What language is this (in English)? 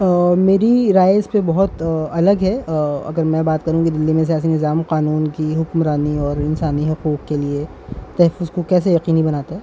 Urdu